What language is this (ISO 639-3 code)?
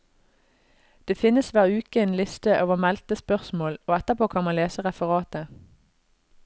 nor